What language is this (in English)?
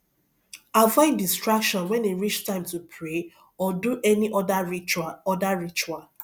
Nigerian Pidgin